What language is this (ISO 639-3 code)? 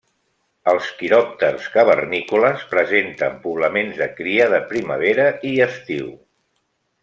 cat